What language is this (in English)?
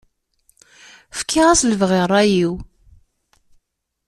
Kabyle